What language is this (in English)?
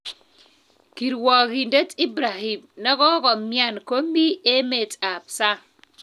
Kalenjin